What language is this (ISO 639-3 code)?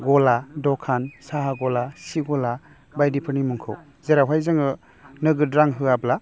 brx